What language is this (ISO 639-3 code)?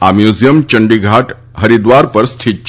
guj